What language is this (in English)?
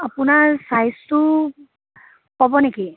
Assamese